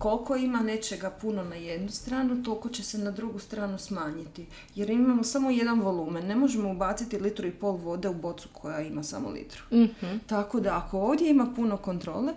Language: Croatian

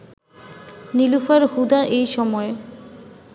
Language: Bangla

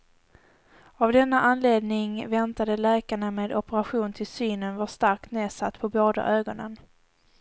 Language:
Swedish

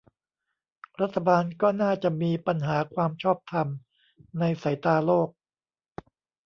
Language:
Thai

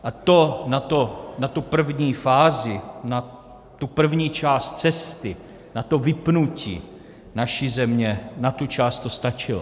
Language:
Czech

